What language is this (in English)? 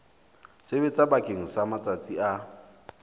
Southern Sotho